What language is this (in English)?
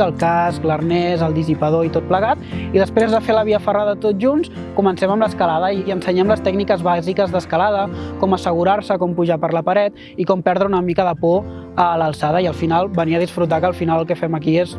Catalan